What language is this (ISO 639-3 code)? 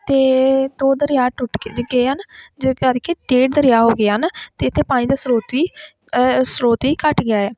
pan